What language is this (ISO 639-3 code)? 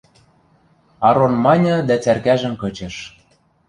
mrj